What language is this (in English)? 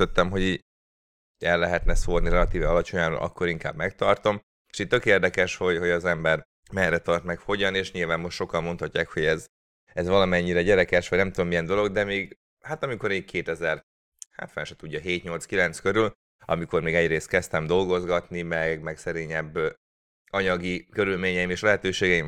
Hungarian